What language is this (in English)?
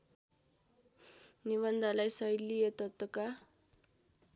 Nepali